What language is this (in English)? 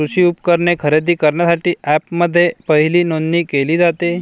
Marathi